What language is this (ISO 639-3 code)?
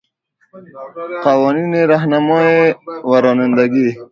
fas